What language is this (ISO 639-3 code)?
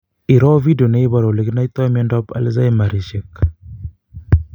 kln